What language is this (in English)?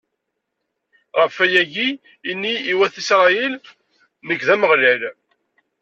Kabyle